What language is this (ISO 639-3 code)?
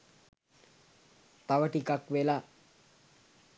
sin